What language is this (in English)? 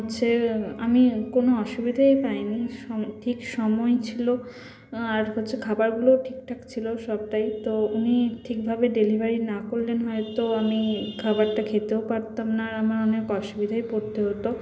Bangla